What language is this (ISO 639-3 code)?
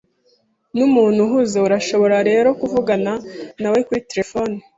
kin